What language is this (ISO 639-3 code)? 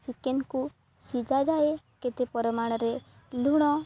ori